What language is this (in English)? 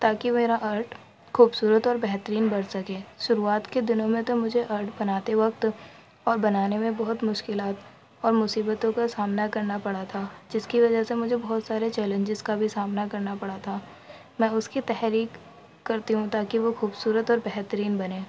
Urdu